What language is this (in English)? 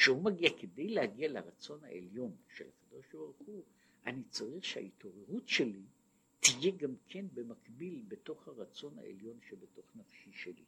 Hebrew